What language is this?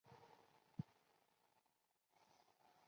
Chinese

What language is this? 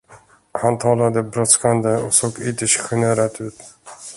Swedish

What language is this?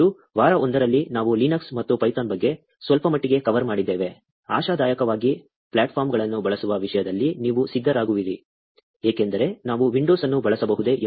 Kannada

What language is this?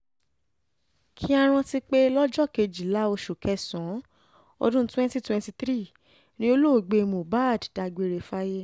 Yoruba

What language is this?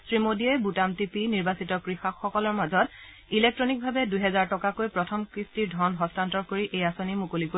Assamese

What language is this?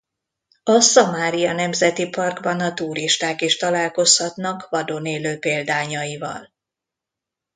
Hungarian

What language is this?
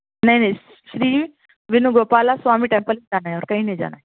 Urdu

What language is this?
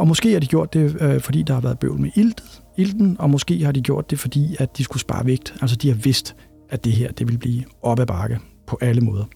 Danish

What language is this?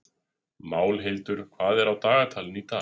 Icelandic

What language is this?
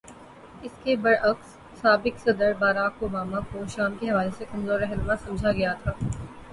Urdu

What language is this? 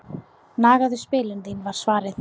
Icelandic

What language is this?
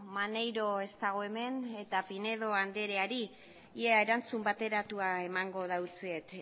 Basque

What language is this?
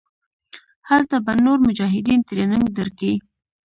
Pashto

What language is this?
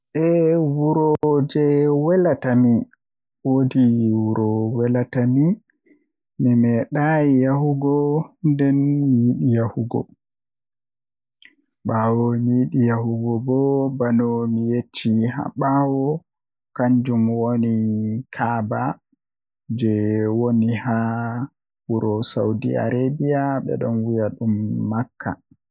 Western Niger Fulfulde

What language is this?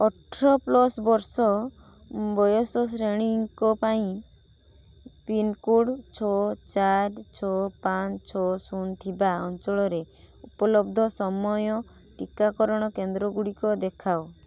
Odia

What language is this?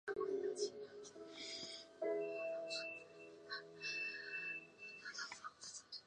Chinese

